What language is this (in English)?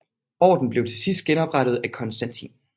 Danish